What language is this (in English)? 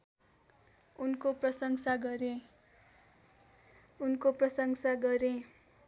Nepali